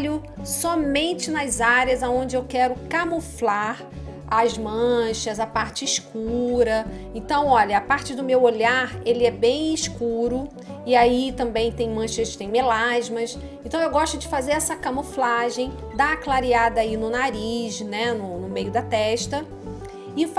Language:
Portuguese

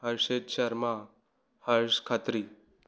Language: Sindhi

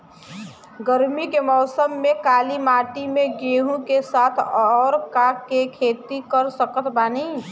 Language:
Bhojpuri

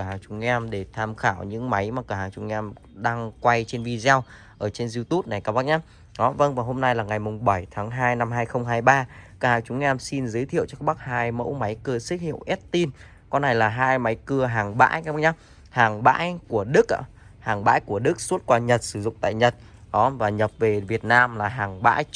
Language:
Vietnamese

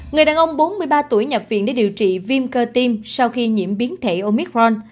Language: Vietnamese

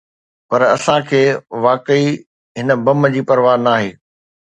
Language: Sindhi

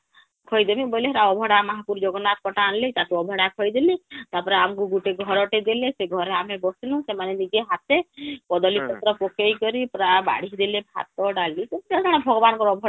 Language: Odia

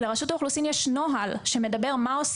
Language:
Hebrew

